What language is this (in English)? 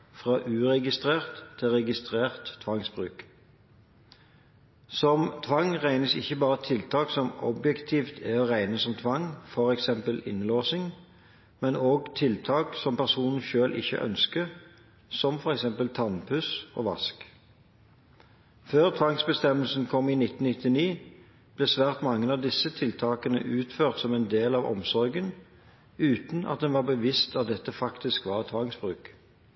Norwegian Bokmål